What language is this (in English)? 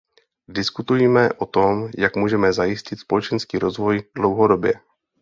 Czech